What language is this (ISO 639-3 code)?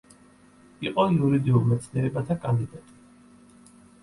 kat